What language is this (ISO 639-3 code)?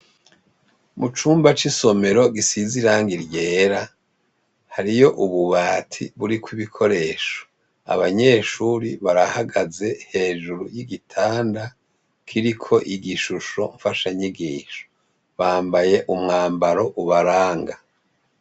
run